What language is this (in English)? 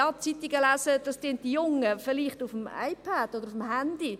Swiss German